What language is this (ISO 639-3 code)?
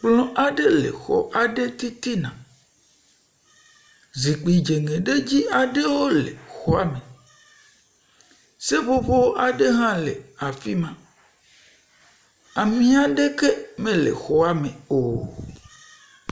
ewe